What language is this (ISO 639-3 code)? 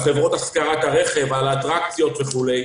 heb